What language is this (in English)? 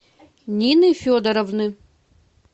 Russian